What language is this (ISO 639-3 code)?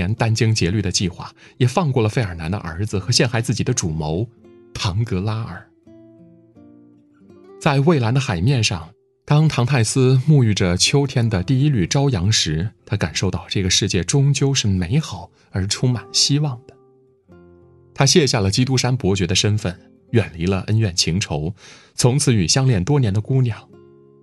zho